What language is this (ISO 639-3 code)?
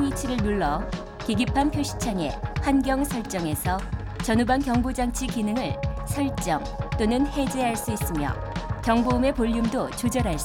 kor